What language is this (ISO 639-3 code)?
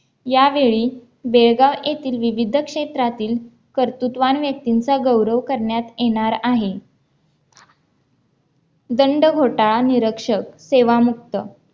mar